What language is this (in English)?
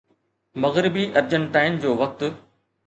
Sindhi